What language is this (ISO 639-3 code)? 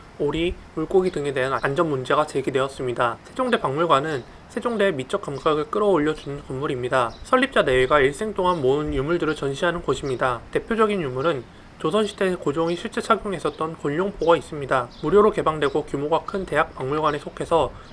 kor